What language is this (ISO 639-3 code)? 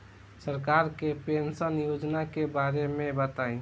bho